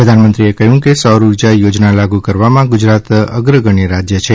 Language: Gujarati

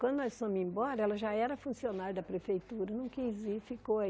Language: Portuguese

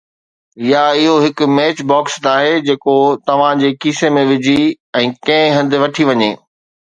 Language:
Sindhi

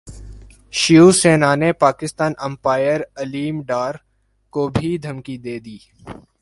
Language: Urdu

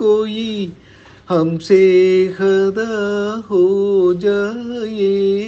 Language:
Tamil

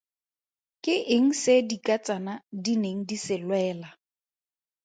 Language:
Tswana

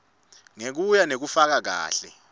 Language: Swati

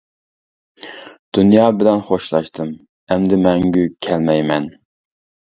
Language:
Uyghur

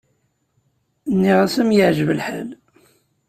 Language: Kabyle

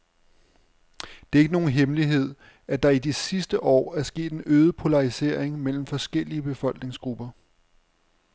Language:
Danish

